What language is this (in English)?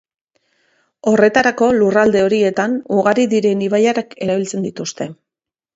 Basque